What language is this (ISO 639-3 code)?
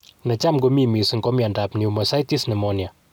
kln